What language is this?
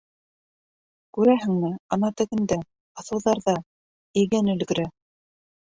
Bashkir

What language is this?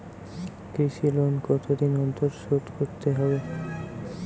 Bangla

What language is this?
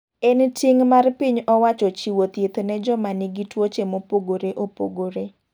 Luo (Kenya and Tanzania)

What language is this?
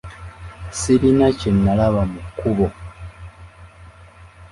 Ganda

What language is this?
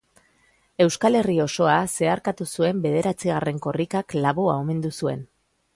Basque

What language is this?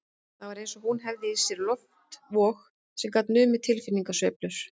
Icelandic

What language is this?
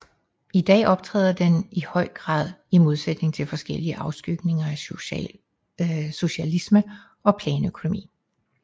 Danish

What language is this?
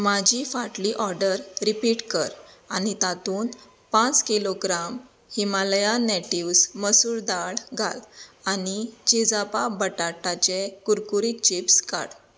Konkani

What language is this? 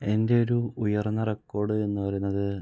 Malayalam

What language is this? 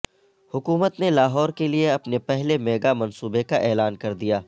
Urdu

